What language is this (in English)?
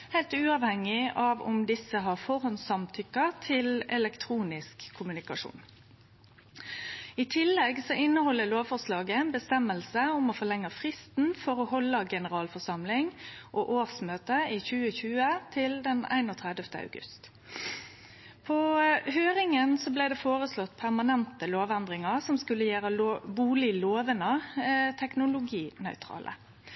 Norwegian Nynorsk